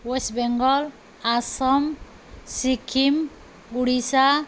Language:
Nepali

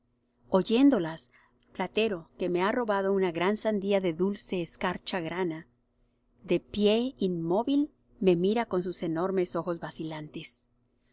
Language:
Spanish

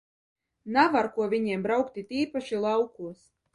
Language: Latvian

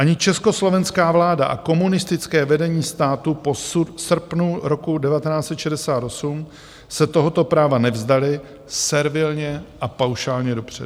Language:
Czech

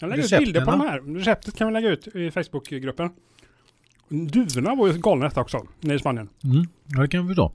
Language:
Swedish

